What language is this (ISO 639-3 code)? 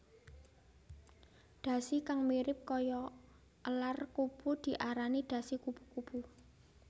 jav